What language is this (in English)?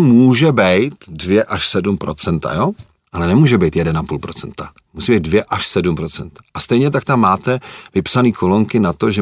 Czech